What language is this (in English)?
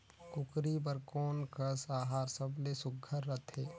Chhattisgarhi